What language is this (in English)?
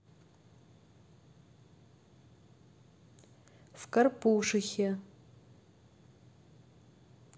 Russian